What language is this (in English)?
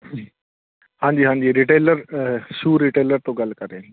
Punjabi